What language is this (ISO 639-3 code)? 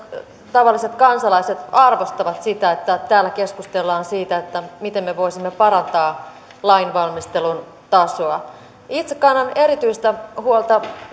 fin